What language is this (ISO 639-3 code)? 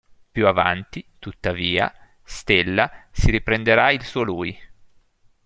ita